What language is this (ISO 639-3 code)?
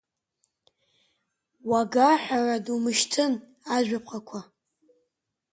abk